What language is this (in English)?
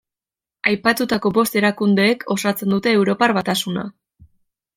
Basque